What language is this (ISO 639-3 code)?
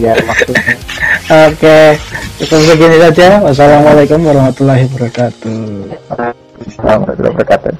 ind